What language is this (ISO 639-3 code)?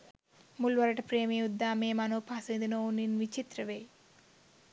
sin